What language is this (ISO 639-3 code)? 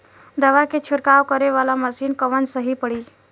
bho